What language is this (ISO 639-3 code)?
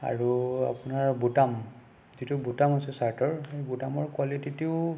asm